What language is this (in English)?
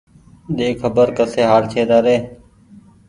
Goaria